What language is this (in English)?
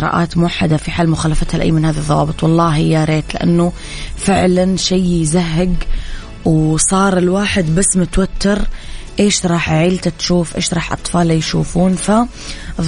Arabic